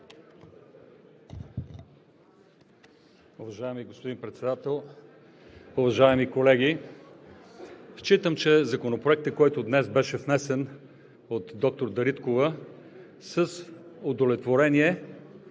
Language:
Bulgarian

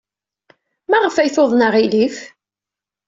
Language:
Kabyle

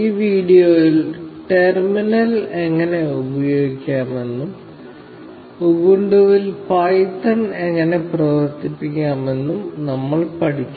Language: Malayalam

